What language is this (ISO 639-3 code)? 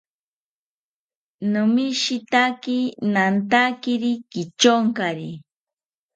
cpy